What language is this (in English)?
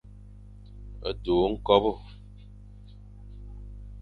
Fang